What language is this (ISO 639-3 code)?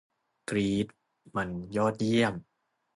tha